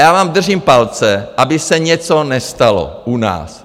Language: Czech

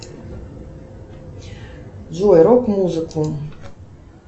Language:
Russian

